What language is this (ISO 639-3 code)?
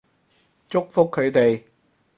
yue